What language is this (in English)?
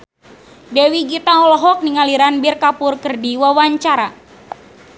Sundanese